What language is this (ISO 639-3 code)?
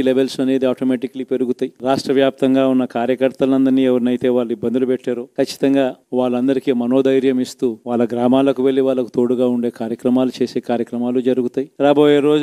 tel